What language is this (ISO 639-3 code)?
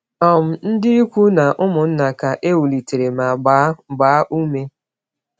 ibo